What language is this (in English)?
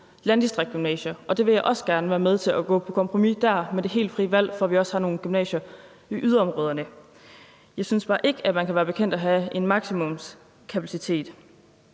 Danish